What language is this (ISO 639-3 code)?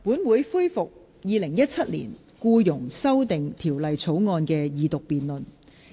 yue